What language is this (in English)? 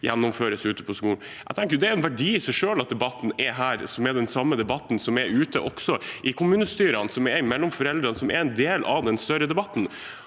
Norwegian